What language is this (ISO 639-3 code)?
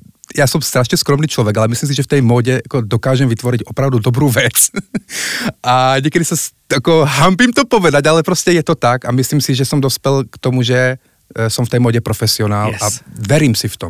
slk